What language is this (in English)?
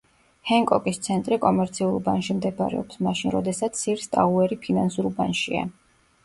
Georgian